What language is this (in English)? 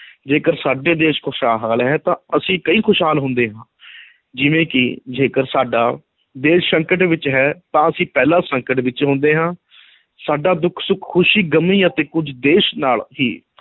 Punjabi